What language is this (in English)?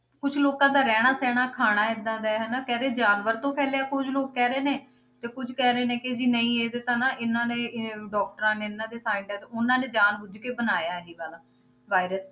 Punjabi